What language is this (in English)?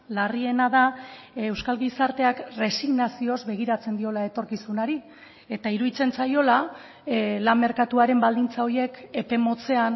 Basque